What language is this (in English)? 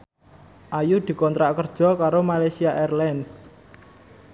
Javanese